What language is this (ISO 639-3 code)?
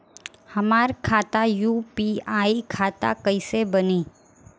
bho